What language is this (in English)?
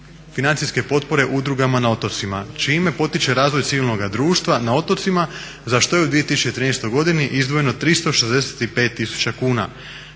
Croatian